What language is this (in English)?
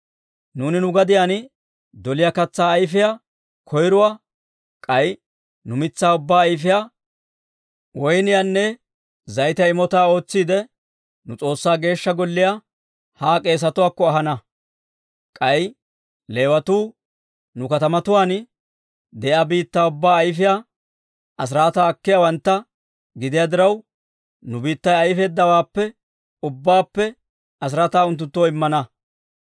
Dawro